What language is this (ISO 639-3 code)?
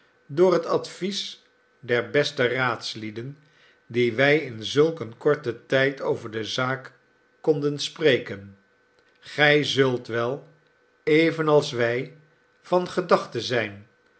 nld